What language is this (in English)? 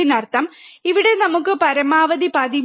Malayalam